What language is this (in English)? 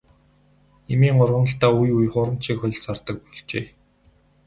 Mongolian